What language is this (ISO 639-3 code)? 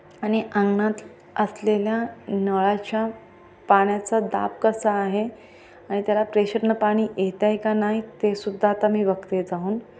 mar